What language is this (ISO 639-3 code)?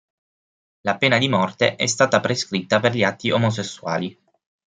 ita